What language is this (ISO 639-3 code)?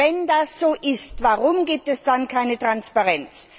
deu